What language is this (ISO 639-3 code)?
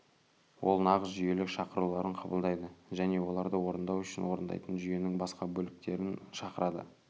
kaz